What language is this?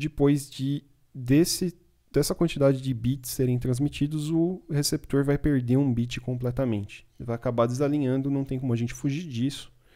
Portuguese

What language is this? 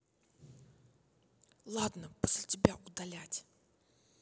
Russian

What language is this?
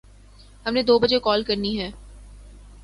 Urdu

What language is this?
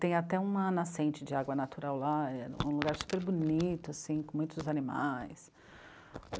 Portuguese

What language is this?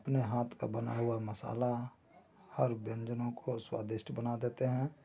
Hindi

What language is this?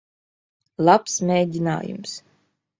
Latvian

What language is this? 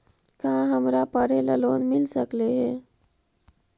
Magahi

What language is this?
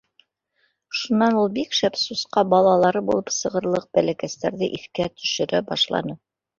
Bashkir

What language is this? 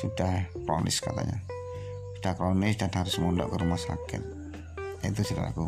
Indonesian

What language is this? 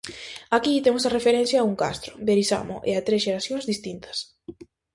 Galician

